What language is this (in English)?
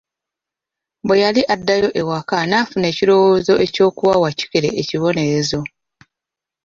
Ganda